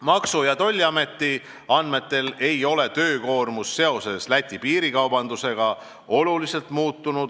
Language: Estonian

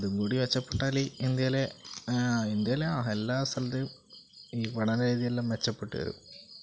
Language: Malayalam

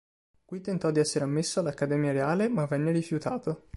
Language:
Italian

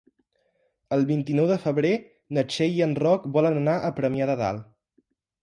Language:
Catalan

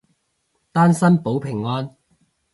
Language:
Cantonese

